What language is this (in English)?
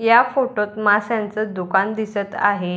Marathi